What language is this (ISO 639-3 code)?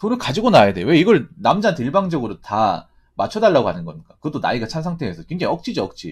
kor